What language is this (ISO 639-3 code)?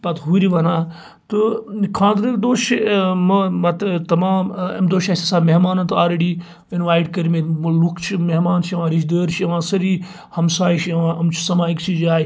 kas